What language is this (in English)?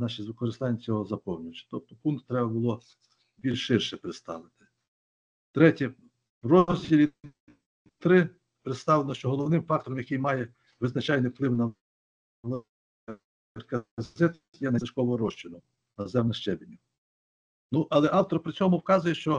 Ukrainian